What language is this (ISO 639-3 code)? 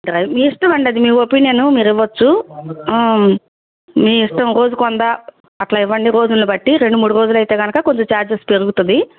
tel